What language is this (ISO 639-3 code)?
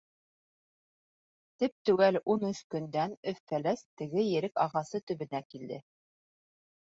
bak